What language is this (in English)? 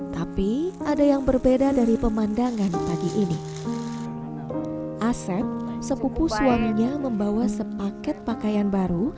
Indonesian